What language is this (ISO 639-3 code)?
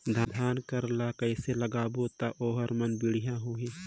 hne